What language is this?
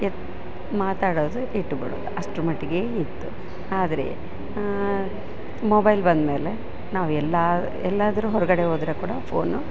Kannada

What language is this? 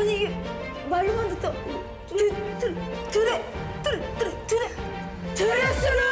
Korean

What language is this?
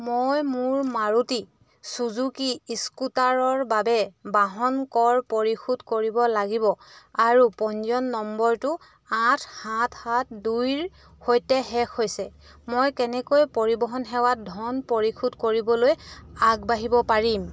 Assamese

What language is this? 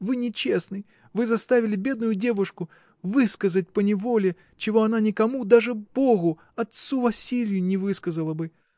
Russian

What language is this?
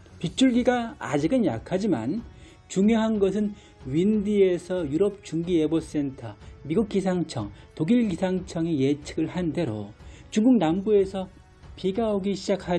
Korean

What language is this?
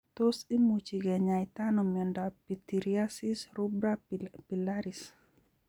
Kalenjin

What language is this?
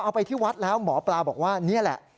Thai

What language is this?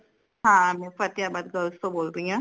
Punjabi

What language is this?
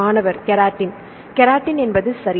Tamil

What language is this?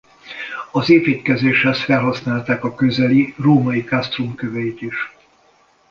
Hungarian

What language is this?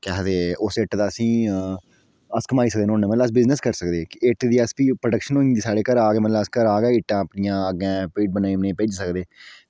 Dogri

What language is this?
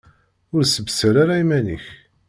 Kabyle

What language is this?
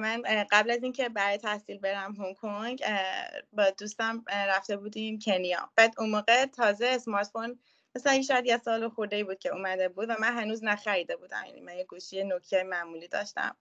Persian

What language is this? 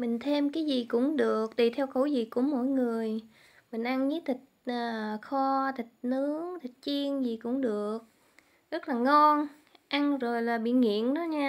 Vietnamese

